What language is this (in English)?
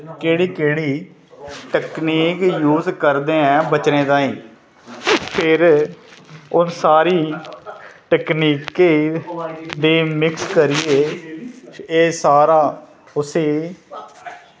Dogri